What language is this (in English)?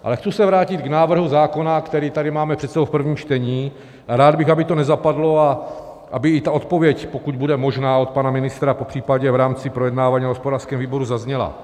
Czech